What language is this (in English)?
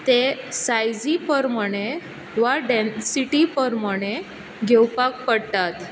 Konkani